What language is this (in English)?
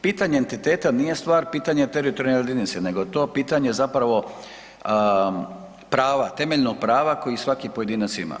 Croatian